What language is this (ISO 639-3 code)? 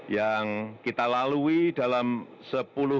ind